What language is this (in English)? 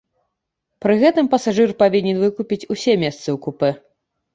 Belarusian